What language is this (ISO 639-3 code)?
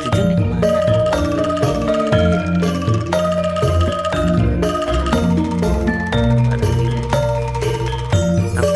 ind